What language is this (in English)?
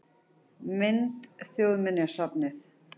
Icelandic